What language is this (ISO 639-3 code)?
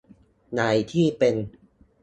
tha